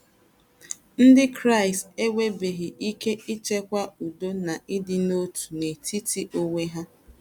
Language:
Igbo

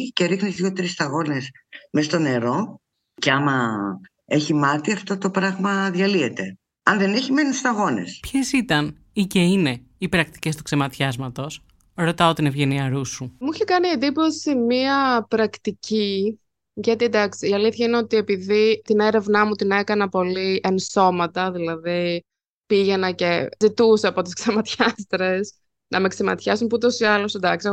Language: Greek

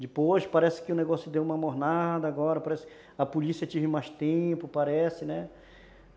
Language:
Portuguese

